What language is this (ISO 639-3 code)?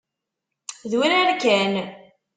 kab